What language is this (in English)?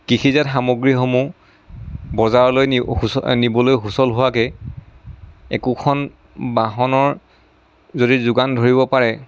Assamese